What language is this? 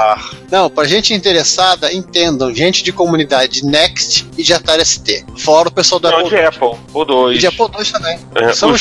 Portuguese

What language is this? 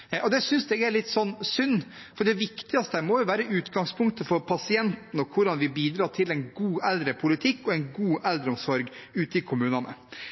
Norwegian Bokmål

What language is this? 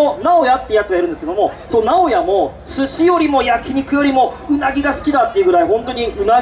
Japanese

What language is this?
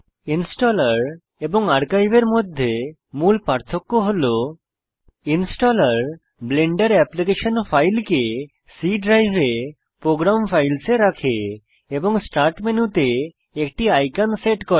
Bangla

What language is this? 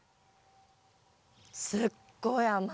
Japanese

